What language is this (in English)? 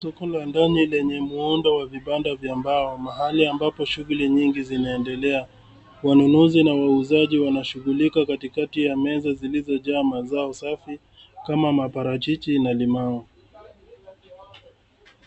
Swahili